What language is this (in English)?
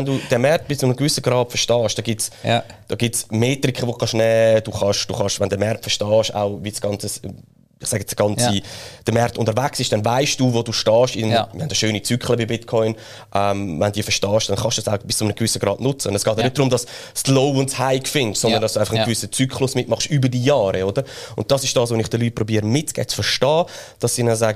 German